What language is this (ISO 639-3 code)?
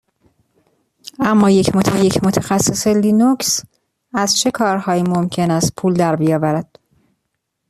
fas